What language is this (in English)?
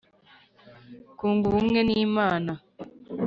Kinyarwanda